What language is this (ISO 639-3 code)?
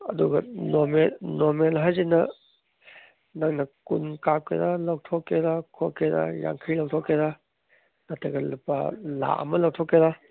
mni